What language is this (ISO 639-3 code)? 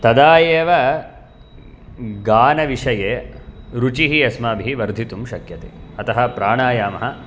san